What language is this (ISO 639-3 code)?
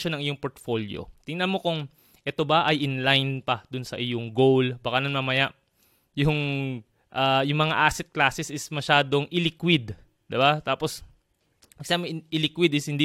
fil